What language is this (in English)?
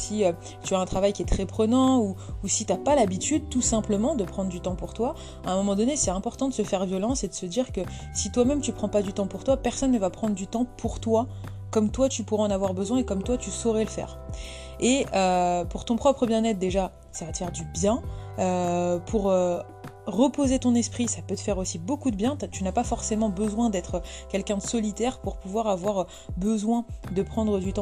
French